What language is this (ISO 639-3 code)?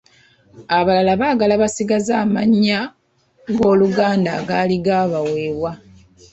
lug